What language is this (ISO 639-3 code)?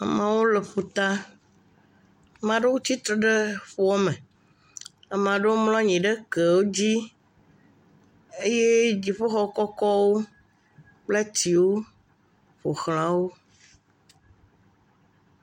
ewe